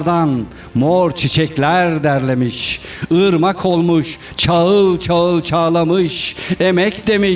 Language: Turkish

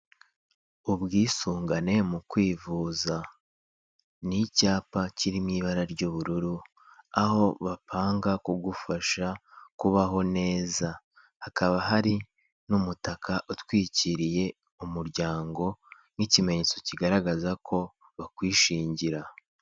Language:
Kinyarwanda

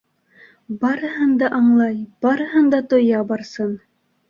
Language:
Bashkir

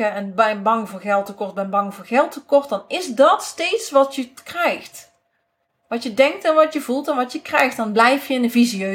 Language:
Dutch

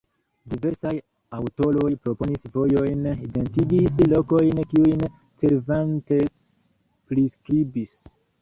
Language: Esperanto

